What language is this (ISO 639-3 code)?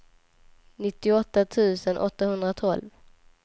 swe